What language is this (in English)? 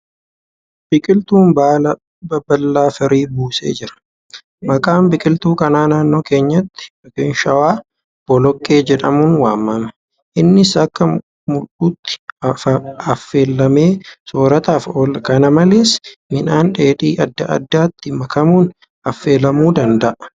Oromo